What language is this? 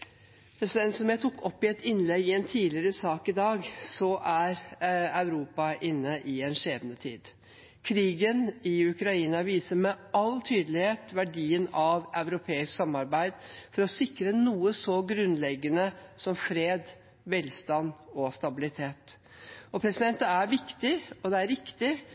Norwegian Bokmål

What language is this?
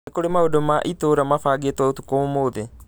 Kikuyu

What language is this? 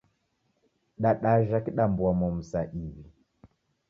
Taita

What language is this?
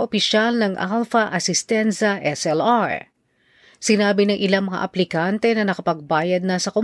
Filipino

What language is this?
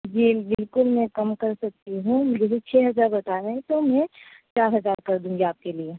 Urdu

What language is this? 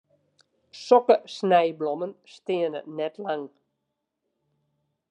Western Frisian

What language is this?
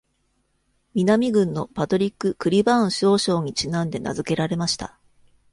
Japanese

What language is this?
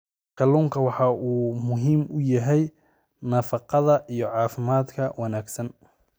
Somali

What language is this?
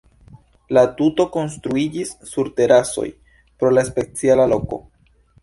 Esperanto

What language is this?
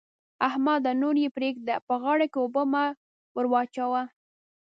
Pashto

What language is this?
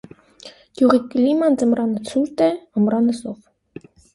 Armenian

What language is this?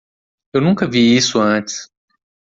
Portuguese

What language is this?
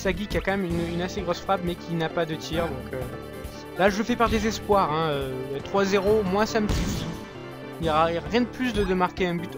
French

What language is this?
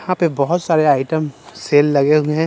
Hindi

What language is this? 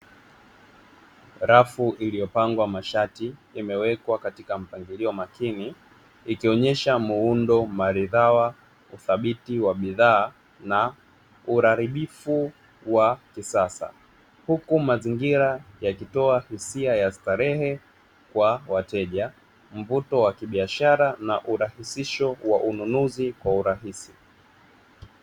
Swahili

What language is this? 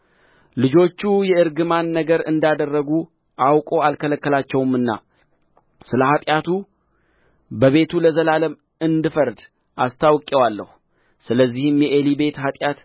Amharic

